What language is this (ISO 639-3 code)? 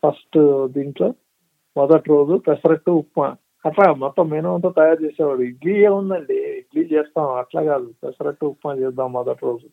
tel